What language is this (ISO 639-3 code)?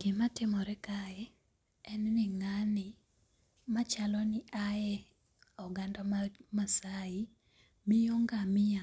luo